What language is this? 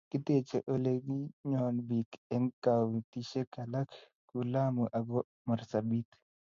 Kalenjin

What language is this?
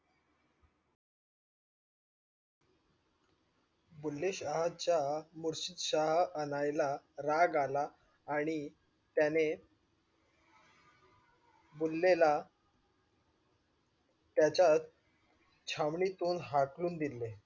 Marathi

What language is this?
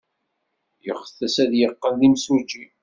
Kabyle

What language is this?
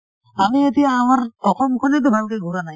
Assamese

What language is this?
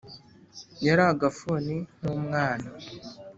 Kinyarwanda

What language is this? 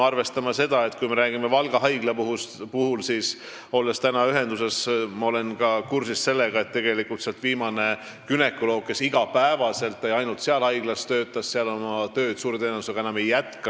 Estonian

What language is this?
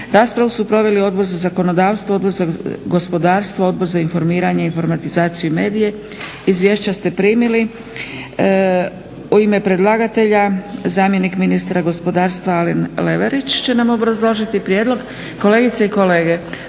Croatian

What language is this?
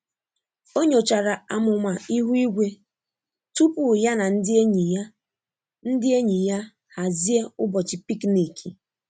Igbo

